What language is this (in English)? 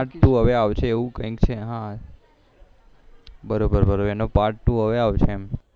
Gujarati